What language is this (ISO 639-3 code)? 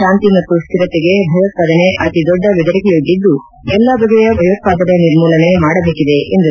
kan